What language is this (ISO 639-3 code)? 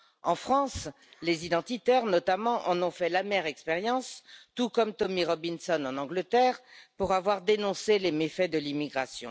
fra